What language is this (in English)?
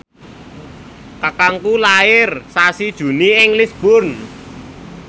Javanese